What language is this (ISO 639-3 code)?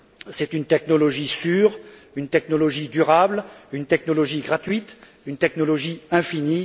fra